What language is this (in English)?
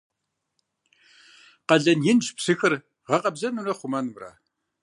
Kabardian